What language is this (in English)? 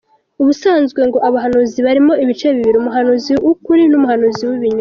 Kinyarwanda